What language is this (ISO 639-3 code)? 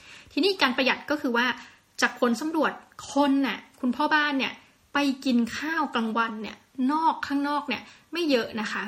tha